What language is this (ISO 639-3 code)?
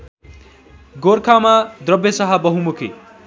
nep